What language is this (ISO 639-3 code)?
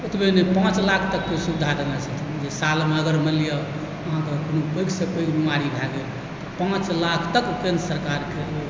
mai